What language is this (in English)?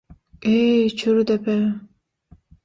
Turkmen